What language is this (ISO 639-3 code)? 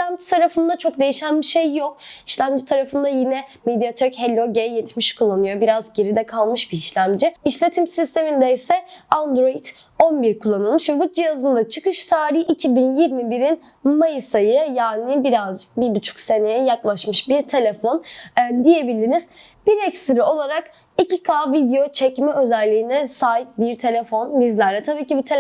tur